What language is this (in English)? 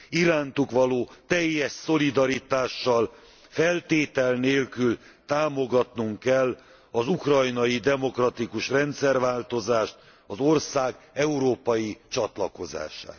Hungarian